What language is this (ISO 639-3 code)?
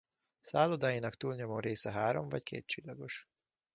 hun